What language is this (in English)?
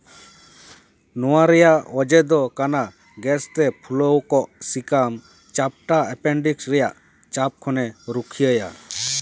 Santali